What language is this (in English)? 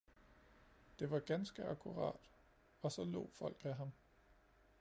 Danish